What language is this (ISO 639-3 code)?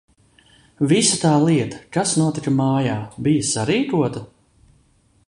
lav